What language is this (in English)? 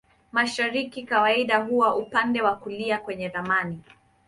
Swahili